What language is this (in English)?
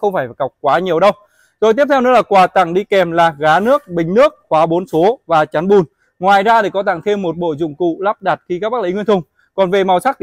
Vietnamese